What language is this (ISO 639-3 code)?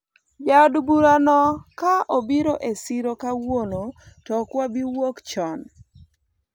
luo